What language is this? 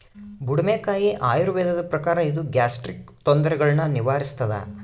Kannada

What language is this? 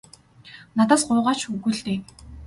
Mongolian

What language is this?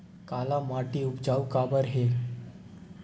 Chhattisgarhi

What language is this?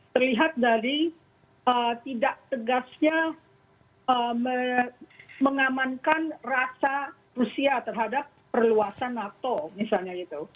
Indonesian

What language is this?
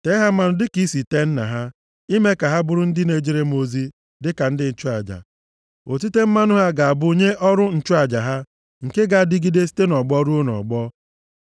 Igbo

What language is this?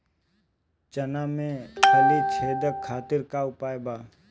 Bhojpuri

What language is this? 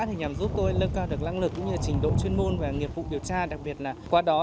Vietnamese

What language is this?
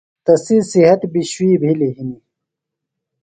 Phalura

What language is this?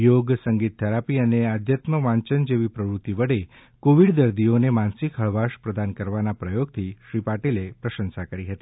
Gujarati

